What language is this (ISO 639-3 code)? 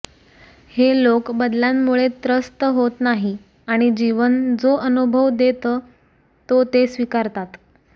mar